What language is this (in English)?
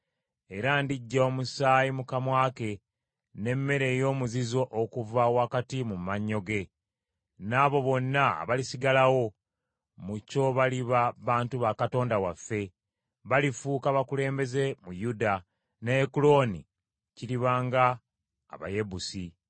Ganda